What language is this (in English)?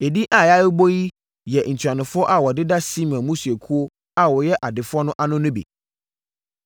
Akan